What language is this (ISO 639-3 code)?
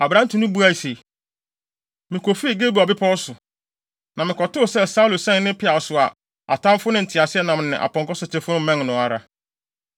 aka